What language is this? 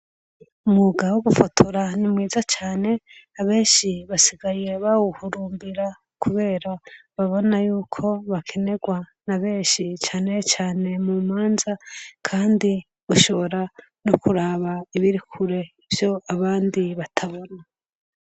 Rundi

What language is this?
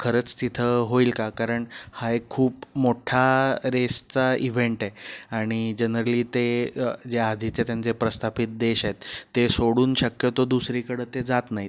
Marathi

